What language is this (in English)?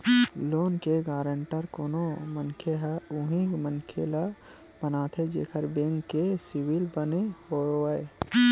Chhattisgarhi